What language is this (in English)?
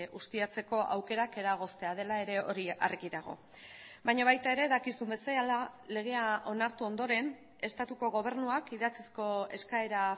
Basque